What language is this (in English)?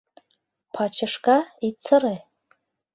Mari